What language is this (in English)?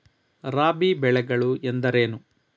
Kannada